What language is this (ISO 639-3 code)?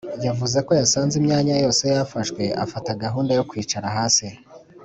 kin